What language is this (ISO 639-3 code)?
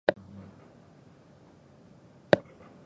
jpn